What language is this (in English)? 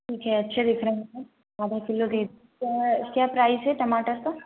Hindi